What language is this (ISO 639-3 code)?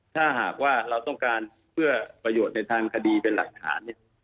tha